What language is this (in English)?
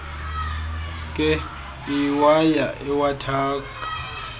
Xhosa